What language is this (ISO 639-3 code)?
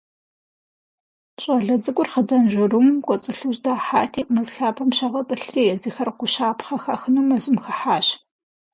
kbd